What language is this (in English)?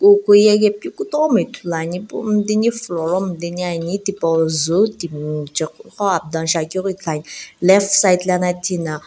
Sumi Naga